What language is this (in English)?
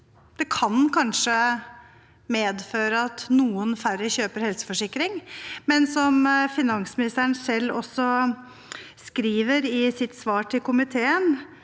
Norwegian